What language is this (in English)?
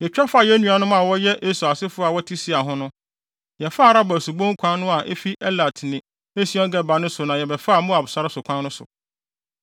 Akan